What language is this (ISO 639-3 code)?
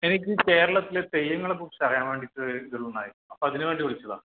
mal